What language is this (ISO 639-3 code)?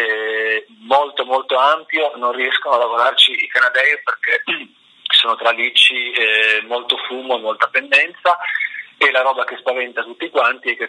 ita